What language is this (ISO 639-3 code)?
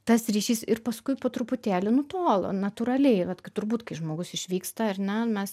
lit